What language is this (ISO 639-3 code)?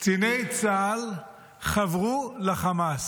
heb